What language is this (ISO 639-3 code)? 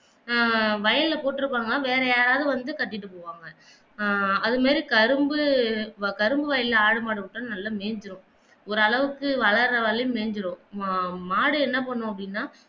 tam